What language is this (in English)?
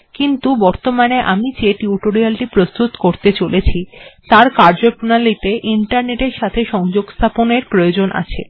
Bangla